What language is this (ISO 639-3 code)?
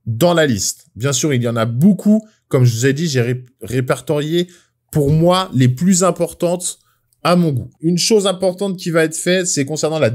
fra